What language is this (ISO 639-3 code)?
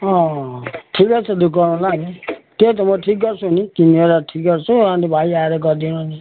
nep